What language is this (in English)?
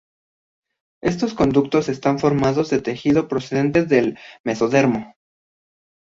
Spanish